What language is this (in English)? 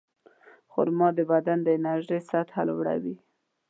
Pashto